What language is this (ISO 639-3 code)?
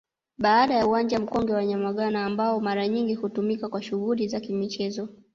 swa